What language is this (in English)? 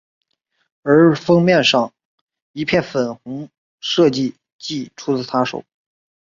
Chinese